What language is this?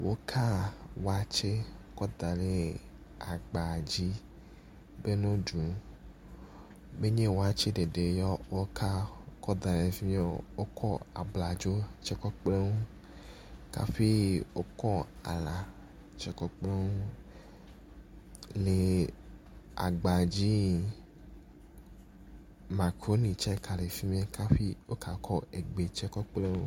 Ewe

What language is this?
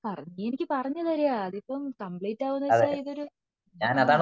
Malayalam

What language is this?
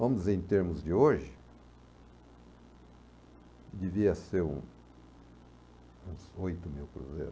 Portuguese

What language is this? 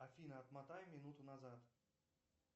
Russian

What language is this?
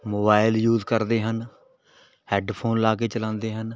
Punjabi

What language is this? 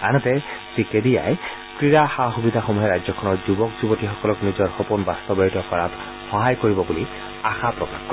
Assamese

